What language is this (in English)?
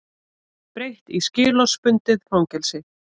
Icelandic